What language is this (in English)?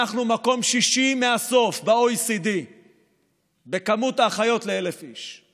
Hebrew